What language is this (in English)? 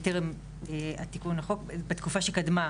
Hebrew